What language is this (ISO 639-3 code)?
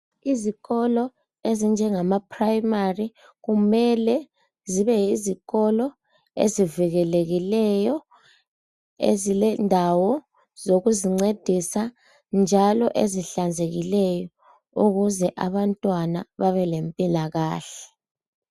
nde